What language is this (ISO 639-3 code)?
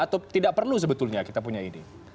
ind